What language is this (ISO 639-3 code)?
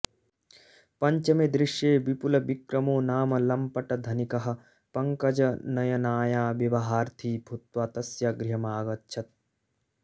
san